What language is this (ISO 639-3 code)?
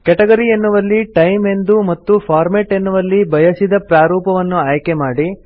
kan